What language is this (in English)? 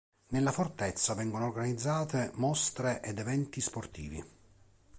Italian